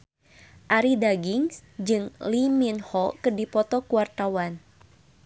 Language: Sundanese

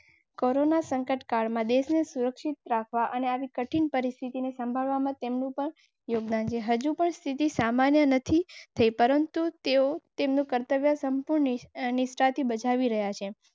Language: Gujarati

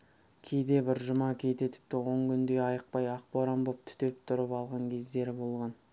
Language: Kazakh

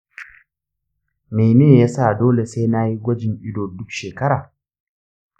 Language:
Hausa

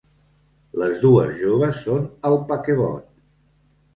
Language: Catalan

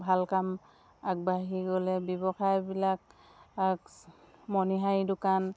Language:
Assamese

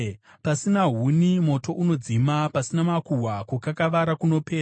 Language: Shona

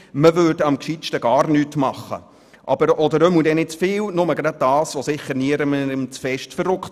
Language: Swiss German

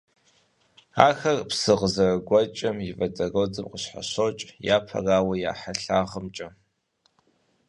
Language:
Kabardian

